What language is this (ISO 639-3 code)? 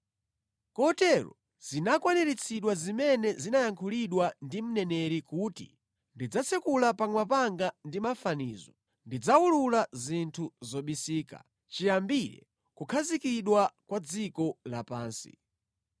nya